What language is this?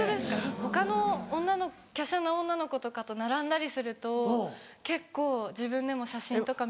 Japanese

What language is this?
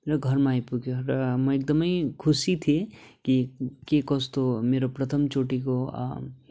Nepali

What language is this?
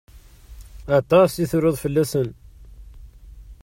Kabyle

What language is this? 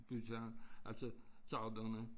Danish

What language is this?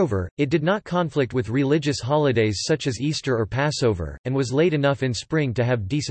English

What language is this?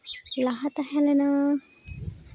Santali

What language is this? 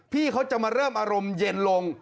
Thai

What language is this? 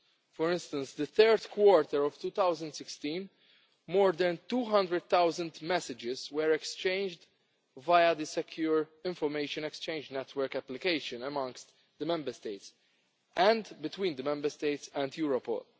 English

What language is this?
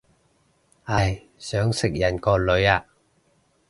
Cantonese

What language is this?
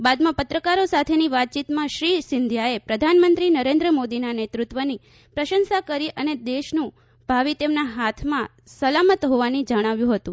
Gujarati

